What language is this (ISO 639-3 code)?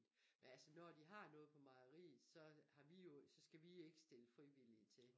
dan